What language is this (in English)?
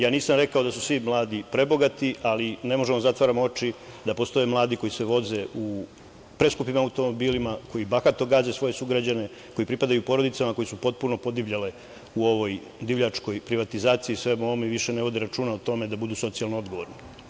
Serbian